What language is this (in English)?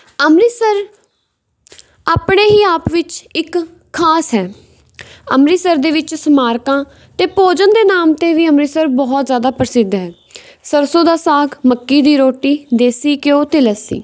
Punjabi